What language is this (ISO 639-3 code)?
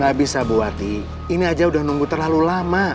ind